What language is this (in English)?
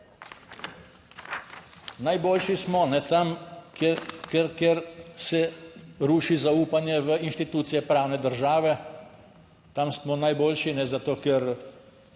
Slovenian